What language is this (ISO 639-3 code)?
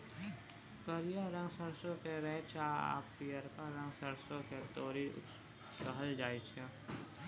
mai